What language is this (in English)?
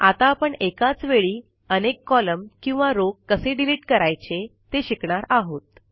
Marathi